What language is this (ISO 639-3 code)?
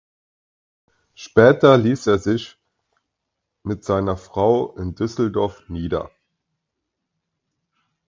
deu